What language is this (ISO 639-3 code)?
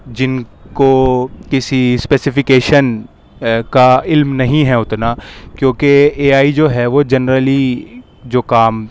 urd